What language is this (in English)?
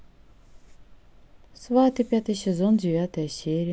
Russian